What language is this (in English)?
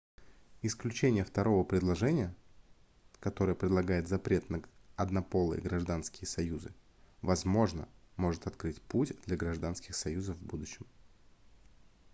Russian